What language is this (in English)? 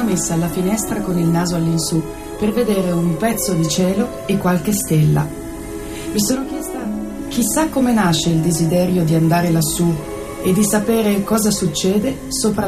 Italian